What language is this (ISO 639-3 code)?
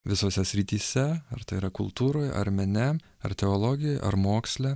lit